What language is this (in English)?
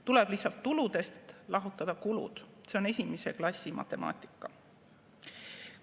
Estonian